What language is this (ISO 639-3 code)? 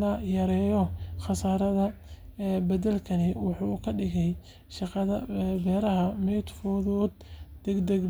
som